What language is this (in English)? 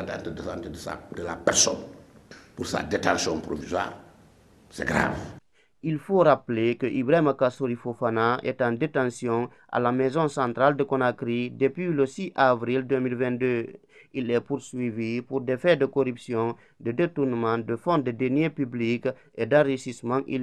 French